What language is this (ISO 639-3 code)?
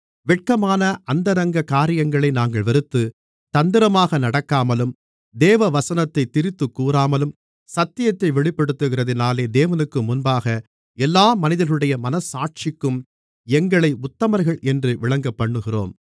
tam